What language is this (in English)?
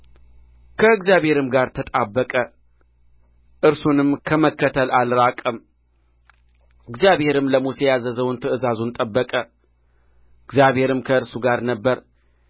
Amharic